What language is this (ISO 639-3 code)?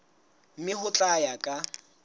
sot